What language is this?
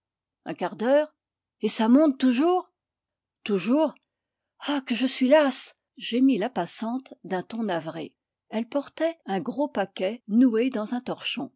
French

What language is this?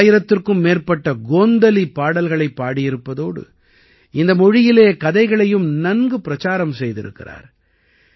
Tamil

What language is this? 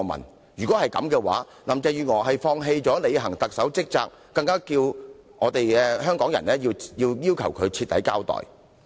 Cantonese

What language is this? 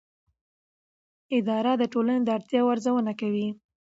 Pashto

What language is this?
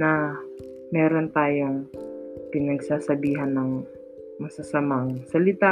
Filipino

